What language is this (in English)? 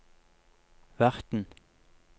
Norwegian